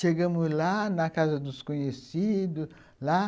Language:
Portuguese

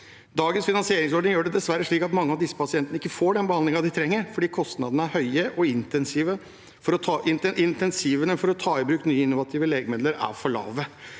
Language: Norwegian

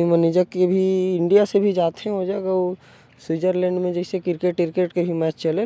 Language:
Korwa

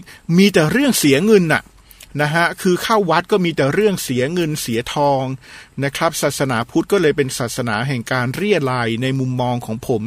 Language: Thai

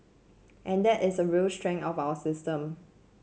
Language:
English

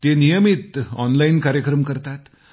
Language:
Marathi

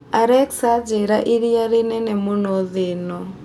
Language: Kikuyu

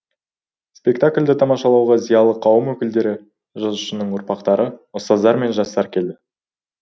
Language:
Kazakh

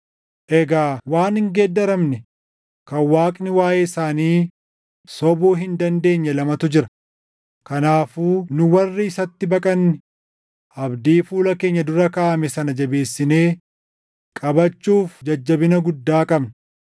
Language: Oromo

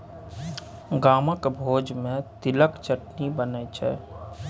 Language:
Maithili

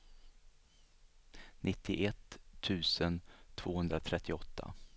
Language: Swedish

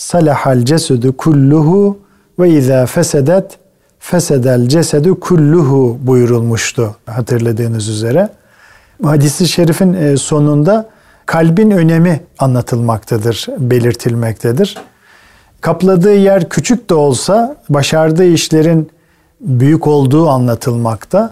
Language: Turkish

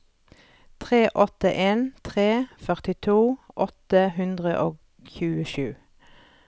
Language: Norwegian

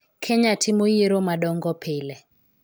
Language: Luo (Kenya and Tanzania)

